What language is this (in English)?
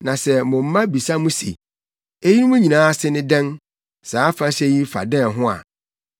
Akan